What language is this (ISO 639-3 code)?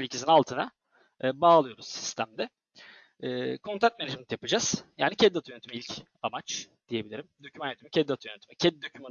tur